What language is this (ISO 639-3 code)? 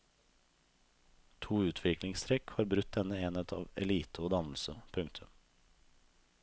nor